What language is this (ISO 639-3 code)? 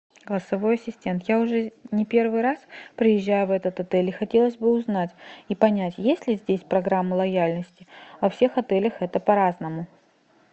rus